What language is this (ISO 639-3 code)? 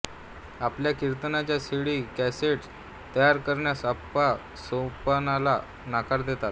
mar